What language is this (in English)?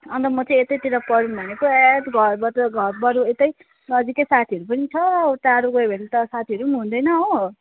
Nepali